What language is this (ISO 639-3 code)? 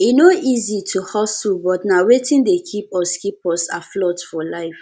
pcm